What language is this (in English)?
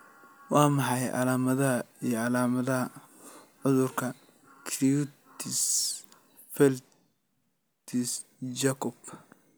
Somali